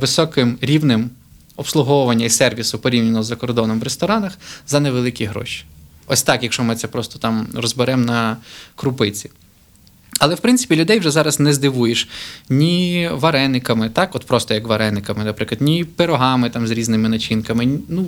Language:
Ukrainian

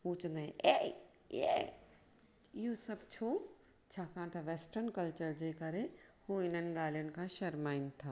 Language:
Sindhi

